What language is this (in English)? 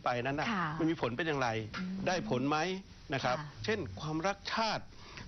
Thai